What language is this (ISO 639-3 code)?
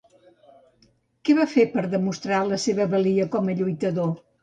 cat